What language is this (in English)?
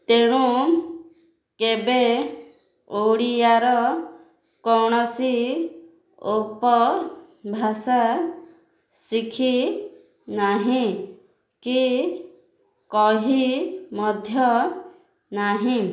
Odia